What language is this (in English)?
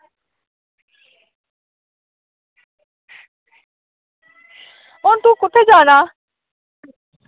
Dogri